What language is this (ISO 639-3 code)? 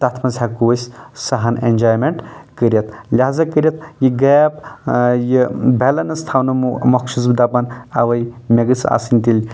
kas